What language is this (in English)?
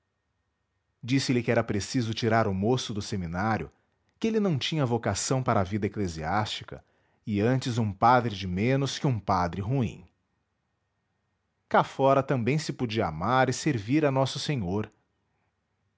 Portuguese